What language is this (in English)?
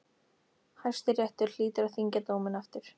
Icelandic